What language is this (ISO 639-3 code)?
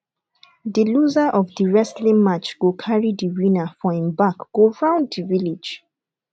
pcm